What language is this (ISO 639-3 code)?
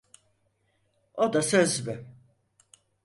tur